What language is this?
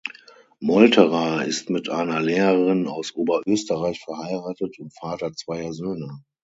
German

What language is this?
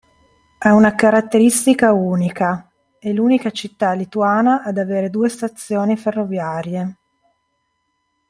Italian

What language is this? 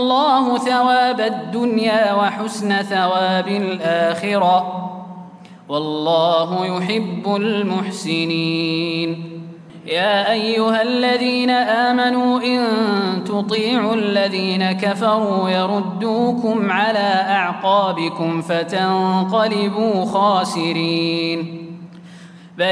Arabic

